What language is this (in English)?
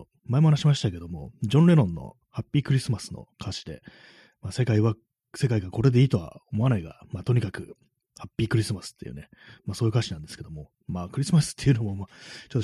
Japanese